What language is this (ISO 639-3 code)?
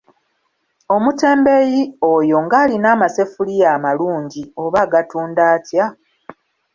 lug